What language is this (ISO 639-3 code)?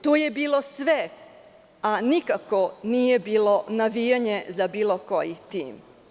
srp